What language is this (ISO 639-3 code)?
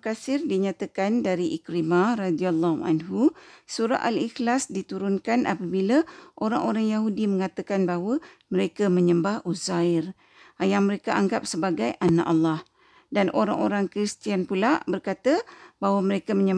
msa